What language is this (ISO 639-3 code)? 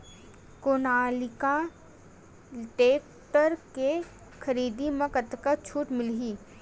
hne